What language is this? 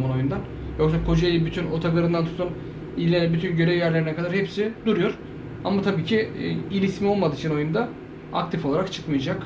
Turkish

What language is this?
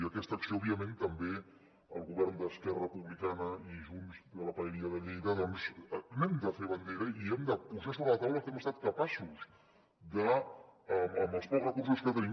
Catalan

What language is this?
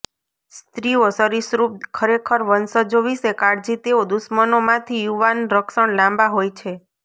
Gujarati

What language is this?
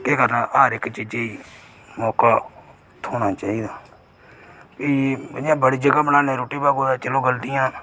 Dogri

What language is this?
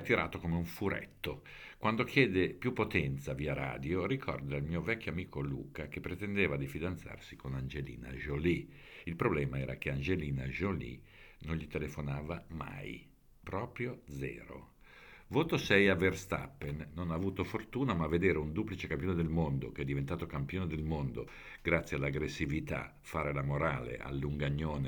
Italian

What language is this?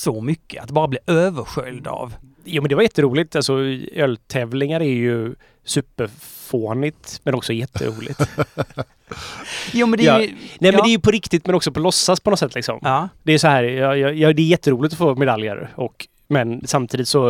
Swedish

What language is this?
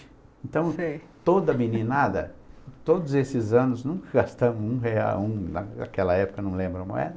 Portuguese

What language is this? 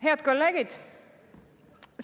Estonian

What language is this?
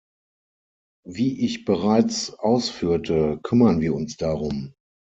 German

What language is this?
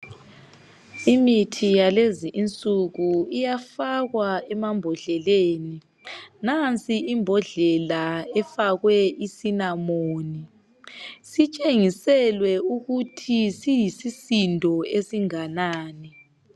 North Ndebele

